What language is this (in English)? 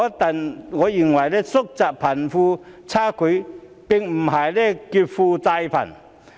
Cantonese